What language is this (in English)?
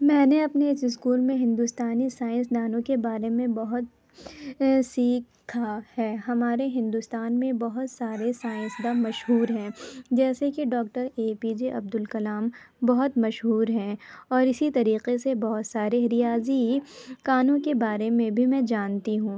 Urdu